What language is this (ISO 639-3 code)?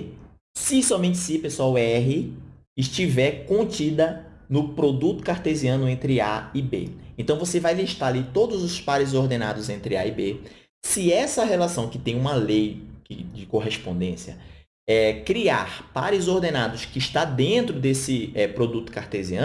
por